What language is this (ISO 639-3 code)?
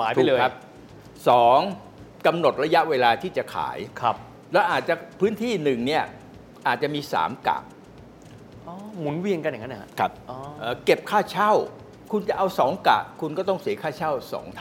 tha